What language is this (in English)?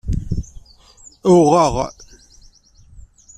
Kabyle